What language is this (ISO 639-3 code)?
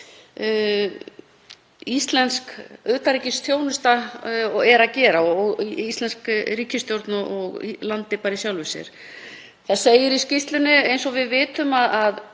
isl